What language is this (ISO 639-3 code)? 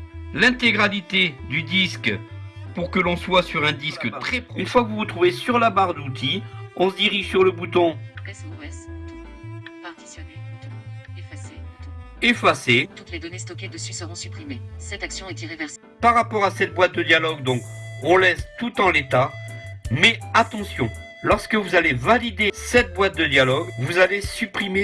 fra